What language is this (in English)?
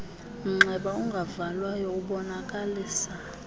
Xhosa